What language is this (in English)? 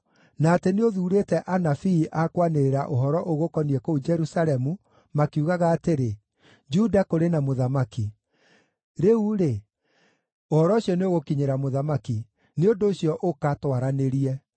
Kikuyu